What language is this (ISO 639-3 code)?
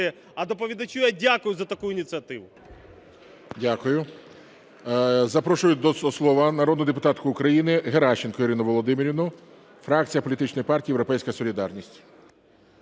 ukr